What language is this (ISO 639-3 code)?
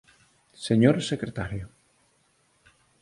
glg